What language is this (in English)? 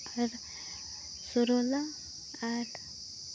Santali